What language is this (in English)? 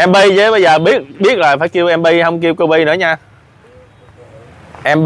Vietnamese